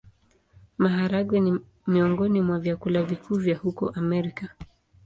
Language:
Swahili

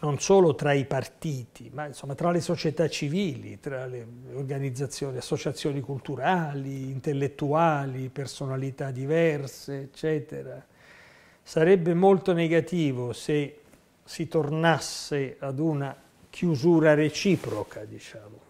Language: Italian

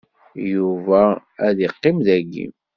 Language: Kabyle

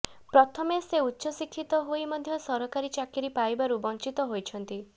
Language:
Odia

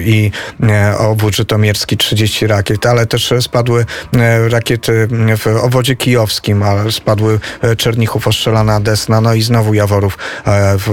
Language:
Polish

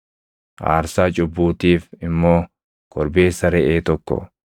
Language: Oromo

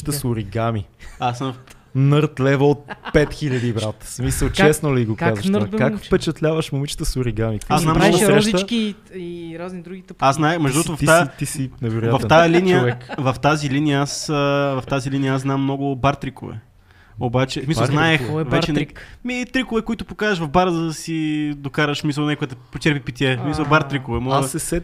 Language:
Bulgarian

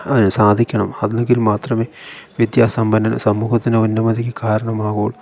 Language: Malayalam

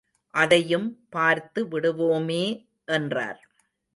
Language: Tamil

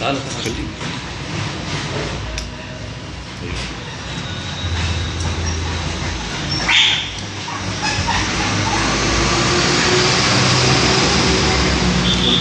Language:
Arabic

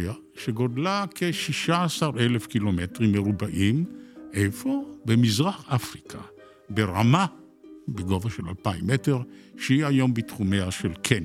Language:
Hebrew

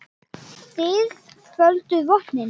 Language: Icelandic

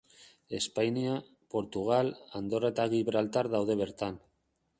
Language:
Basque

